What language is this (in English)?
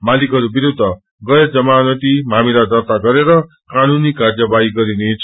Nepali